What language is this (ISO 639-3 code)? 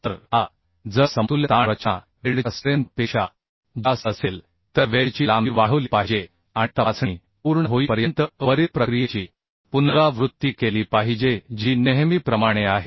mar